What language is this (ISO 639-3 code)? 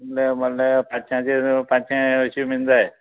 kok